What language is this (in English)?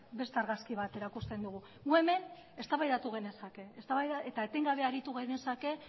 Basque